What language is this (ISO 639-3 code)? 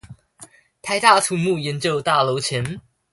zho